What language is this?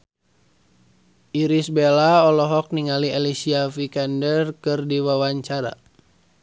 Sundanese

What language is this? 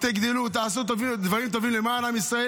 Hebrew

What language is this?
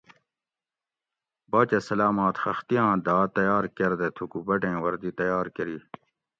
Gawri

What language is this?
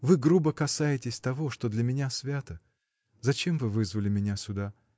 Russian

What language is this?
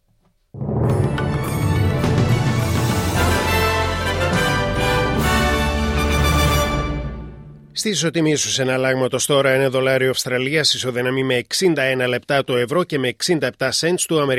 Greek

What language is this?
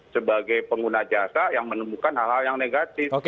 Indonesian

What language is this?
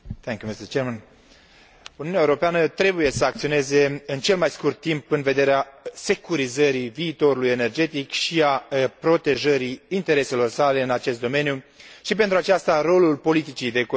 Romanian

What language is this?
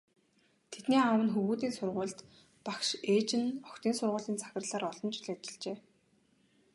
Mongolian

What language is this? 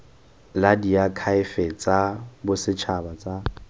Tswana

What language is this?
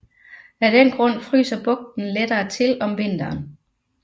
Danish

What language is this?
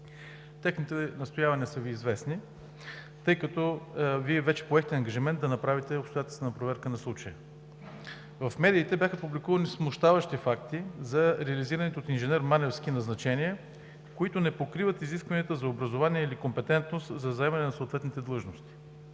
Bulgarian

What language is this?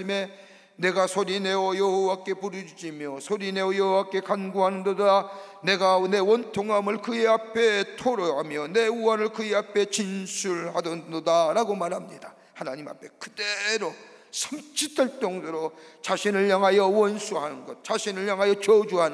Korean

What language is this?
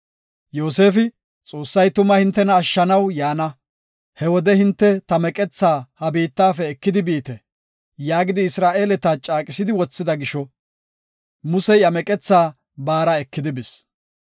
Gofa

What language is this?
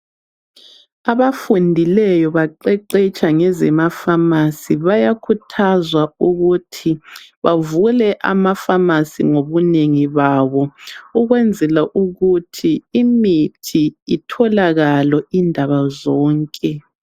North Ndebele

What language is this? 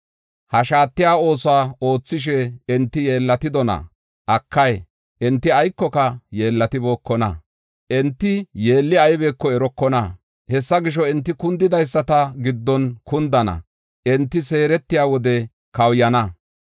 Gofa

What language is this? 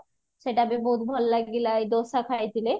Odia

